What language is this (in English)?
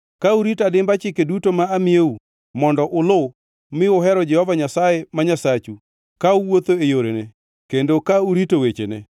Luo (Kenya and Tanzania)